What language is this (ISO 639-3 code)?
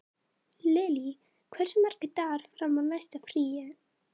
isl